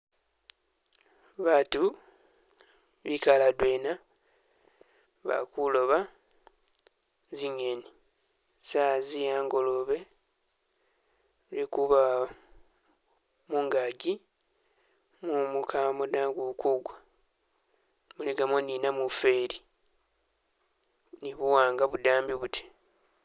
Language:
Masaaba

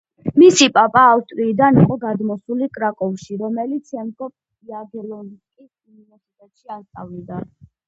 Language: Georgian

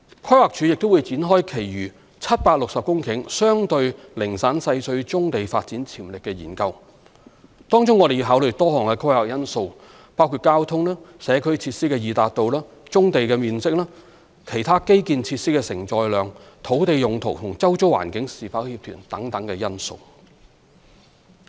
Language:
Cantonese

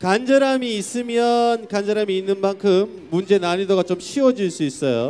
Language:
Korean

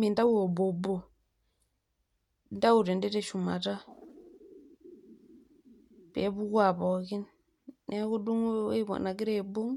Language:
Masai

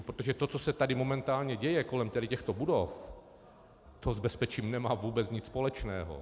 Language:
Czech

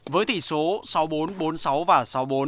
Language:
Vietnamese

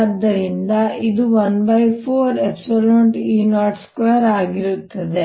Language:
Kannada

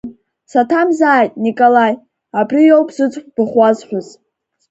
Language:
Abkhazian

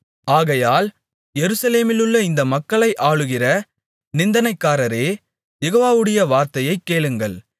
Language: Tamil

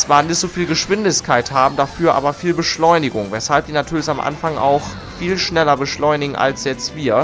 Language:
German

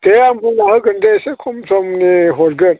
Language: Bodo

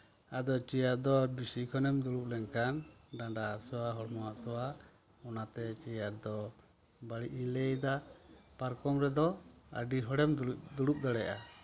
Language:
Santali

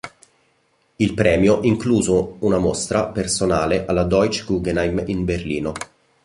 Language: Italian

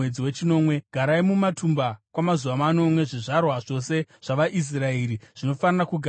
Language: Shona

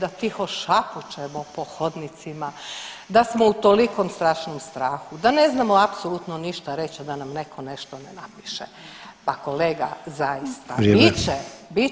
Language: Croatian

